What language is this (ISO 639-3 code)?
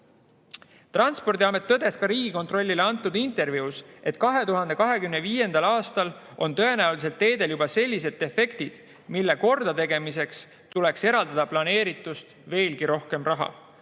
est